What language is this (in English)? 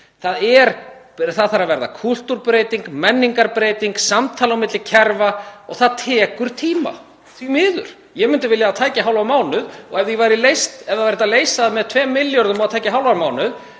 Icelandic